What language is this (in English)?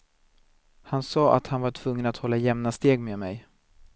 Swedish